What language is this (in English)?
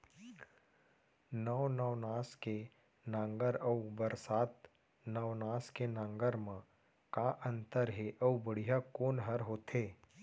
Chhattisgarhi